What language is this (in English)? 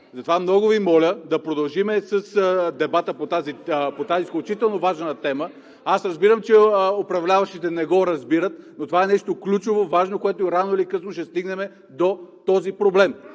Bulgarian